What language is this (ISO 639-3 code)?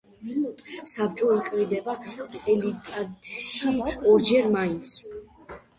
kat